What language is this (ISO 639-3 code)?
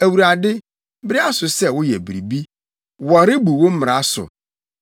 aka